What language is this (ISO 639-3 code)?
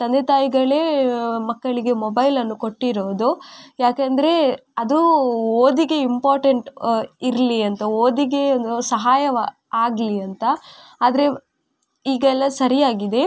kan